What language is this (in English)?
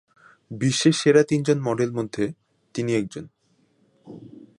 Bangla